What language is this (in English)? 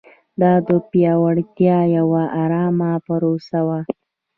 Pashto